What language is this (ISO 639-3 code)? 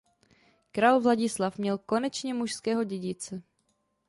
ces